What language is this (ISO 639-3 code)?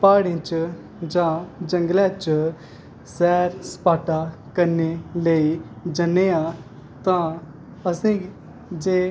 doi